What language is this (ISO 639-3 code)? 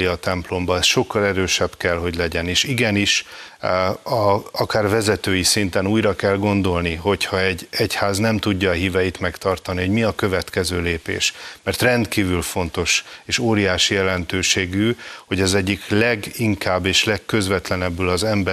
hun